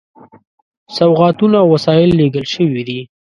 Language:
Pashto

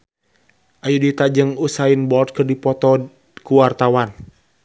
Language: Sundanese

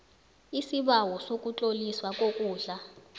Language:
South Ndebele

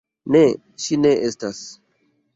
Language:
Esperanto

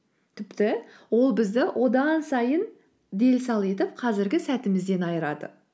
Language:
Kazakh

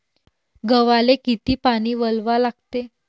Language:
Marathi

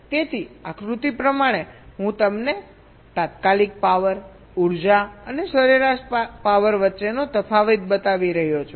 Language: Gujarati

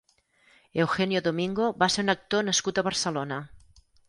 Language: Catalan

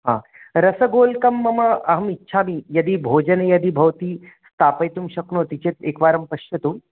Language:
Sanskrit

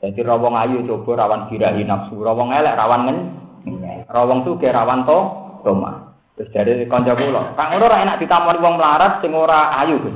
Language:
Indonesian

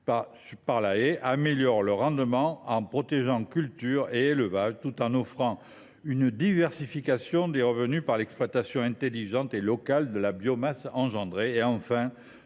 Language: French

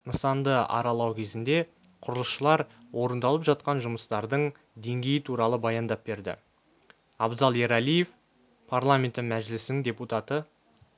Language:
Kazakh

